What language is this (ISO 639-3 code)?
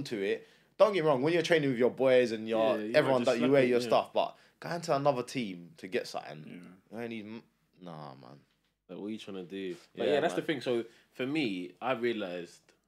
eng